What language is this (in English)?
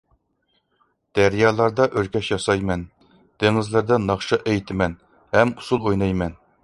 Uyghur